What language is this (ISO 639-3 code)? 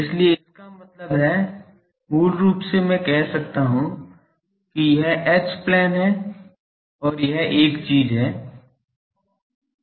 hin